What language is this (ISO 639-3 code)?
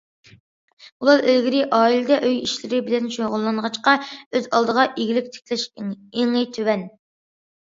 uig